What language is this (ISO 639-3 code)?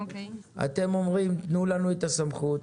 heb